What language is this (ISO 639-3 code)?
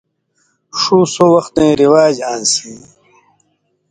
mvy